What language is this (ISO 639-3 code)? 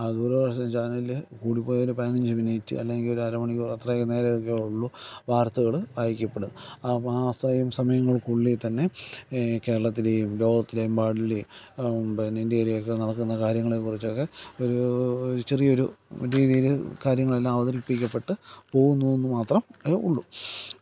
mal